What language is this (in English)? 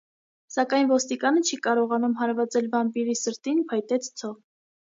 Armenian